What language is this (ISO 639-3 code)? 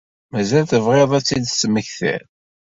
kab